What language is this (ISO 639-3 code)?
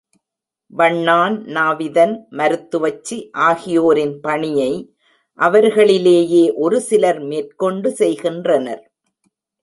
tam